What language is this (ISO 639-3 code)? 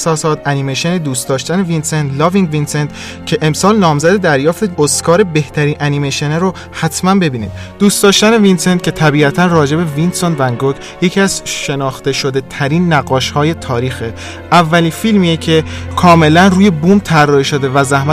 fas